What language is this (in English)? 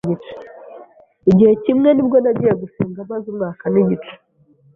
Kinyarwanda